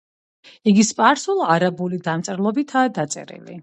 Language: Georgian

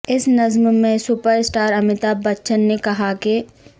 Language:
Urdu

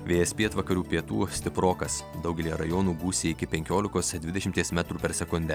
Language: Lithuanian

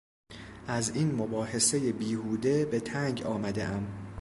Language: Persian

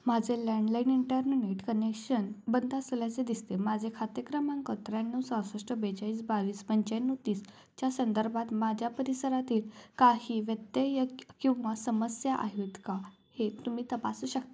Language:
Marathi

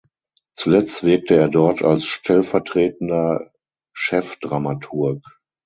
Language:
German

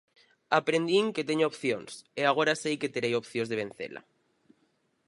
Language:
Galician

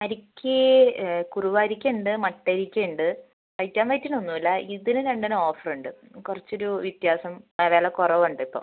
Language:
Malayalam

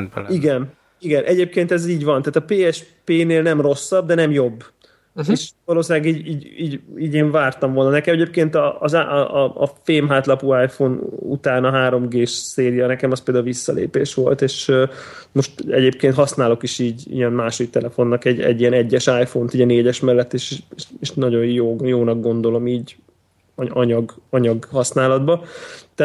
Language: Hungarian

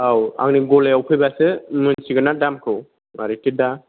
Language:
Bodo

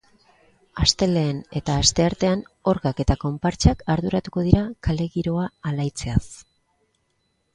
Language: Basque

